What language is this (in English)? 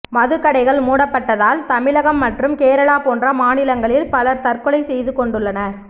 Tamil